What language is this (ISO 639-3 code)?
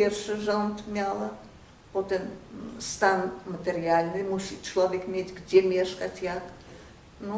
pol